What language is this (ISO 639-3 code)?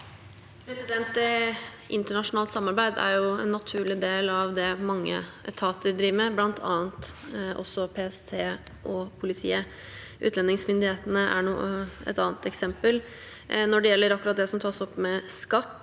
nor